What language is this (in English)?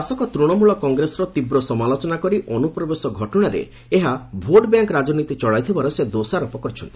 Odia